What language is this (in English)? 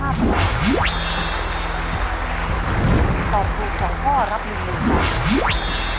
Thai